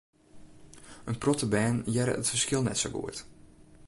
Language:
Western Frisian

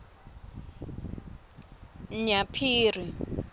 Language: Swati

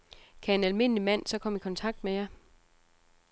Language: Danish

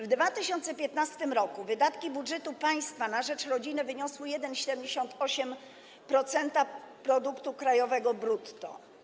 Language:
Polish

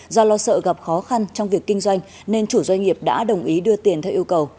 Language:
Vietnamese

